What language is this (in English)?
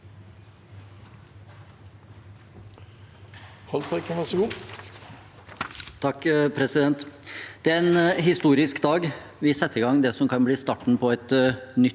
Norwegian